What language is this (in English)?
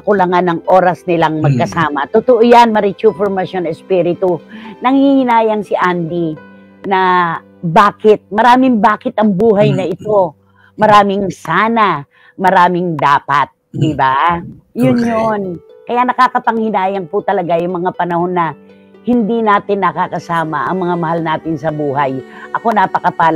Filipino